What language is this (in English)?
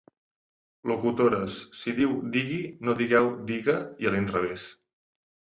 Catalan